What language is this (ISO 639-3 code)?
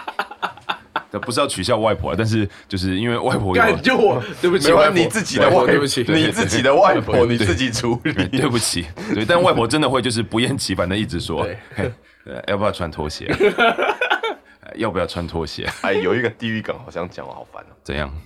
zho